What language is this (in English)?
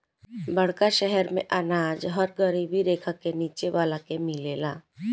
Bhojpuri